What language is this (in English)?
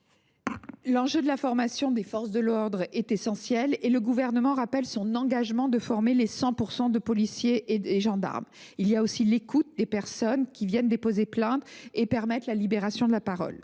French